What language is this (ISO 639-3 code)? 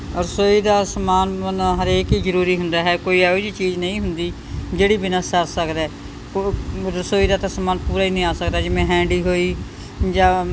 pan